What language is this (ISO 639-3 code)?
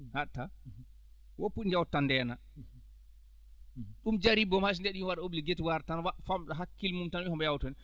ful